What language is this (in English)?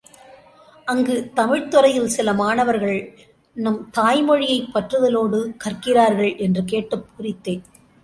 Tamil